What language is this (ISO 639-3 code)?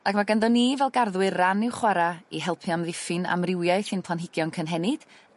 cym